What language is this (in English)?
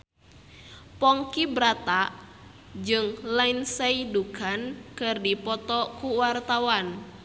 Sundanese